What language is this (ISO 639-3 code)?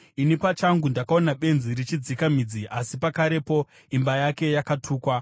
sna